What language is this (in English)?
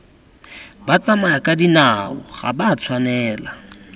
Tswana